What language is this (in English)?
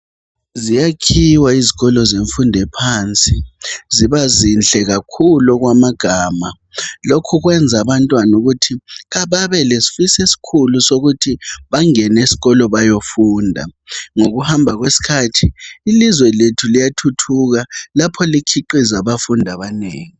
North Ndebele